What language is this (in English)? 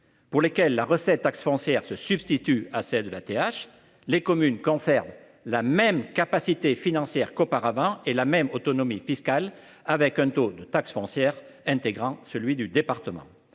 French